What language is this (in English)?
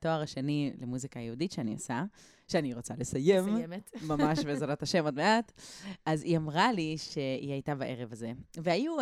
Hebrew